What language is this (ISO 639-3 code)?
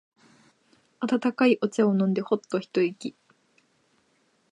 jpn